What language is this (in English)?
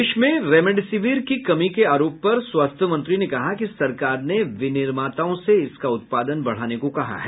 Hindi